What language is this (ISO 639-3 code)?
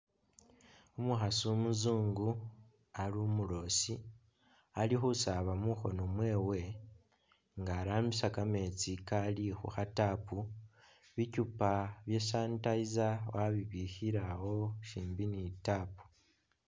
myx